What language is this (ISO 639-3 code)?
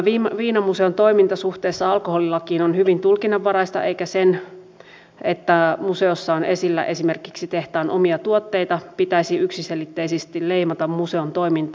fin